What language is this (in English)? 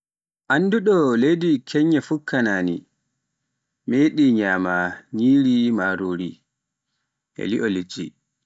Pular